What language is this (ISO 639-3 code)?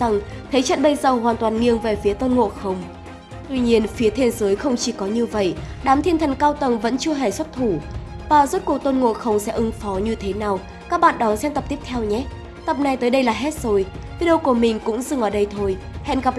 vie